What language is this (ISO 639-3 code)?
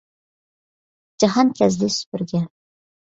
uig